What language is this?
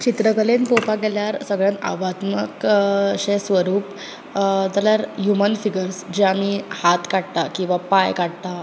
Konkani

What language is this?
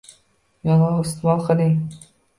Uzbek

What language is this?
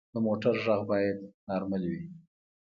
Pashto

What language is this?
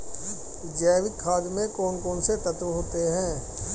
Hindi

